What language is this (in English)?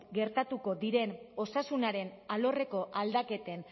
Basque